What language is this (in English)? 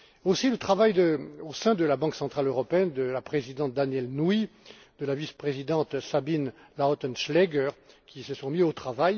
French